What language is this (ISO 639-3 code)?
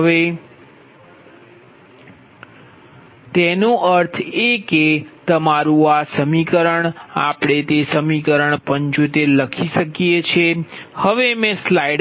guj